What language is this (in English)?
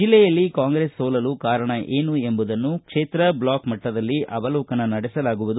Kannada